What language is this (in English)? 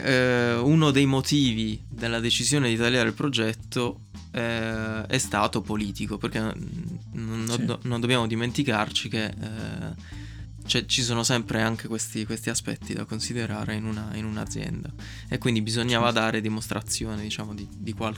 Italian